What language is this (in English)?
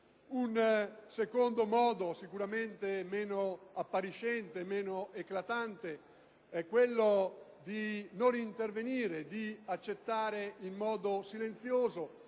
Italian